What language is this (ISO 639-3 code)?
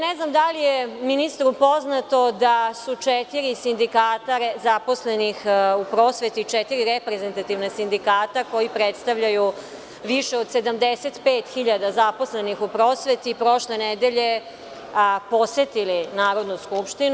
srp